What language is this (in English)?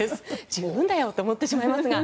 Japanese